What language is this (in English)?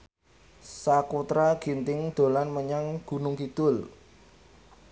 Javanese